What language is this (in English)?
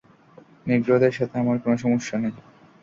Bangla